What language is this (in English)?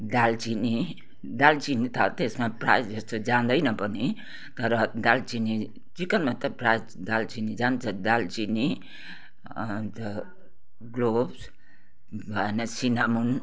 Nepali